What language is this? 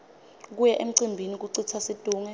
Swati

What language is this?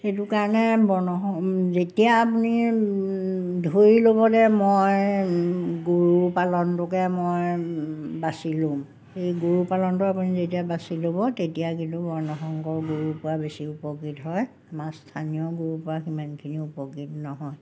Assamese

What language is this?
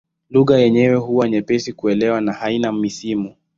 Swahili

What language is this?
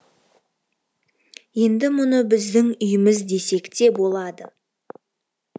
Kazakh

